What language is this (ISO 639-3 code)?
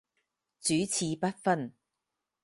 yue